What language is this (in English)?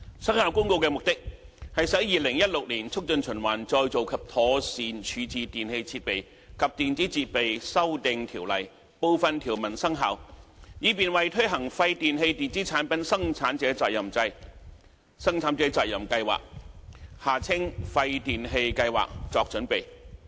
Cantonese